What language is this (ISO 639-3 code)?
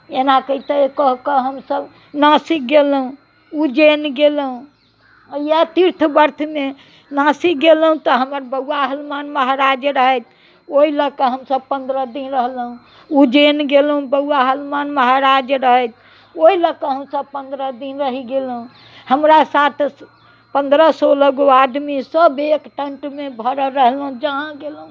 mai